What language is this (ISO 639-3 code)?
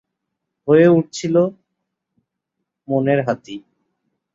ben